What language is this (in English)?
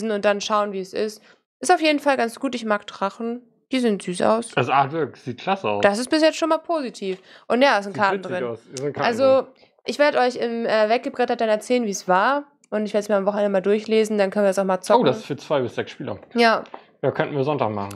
German